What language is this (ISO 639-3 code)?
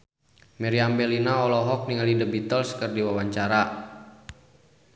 sun